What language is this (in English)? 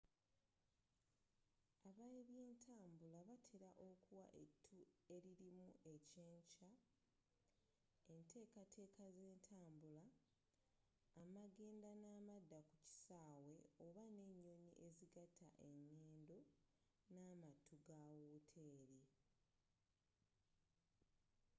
Ganda